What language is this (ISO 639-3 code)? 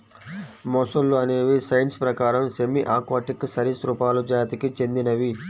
tel